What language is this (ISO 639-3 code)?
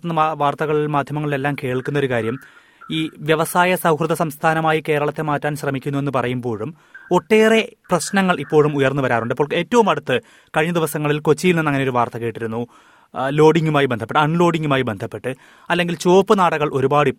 mal